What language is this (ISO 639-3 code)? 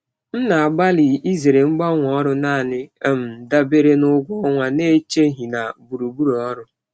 ibo